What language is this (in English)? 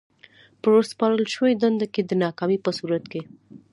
Pashto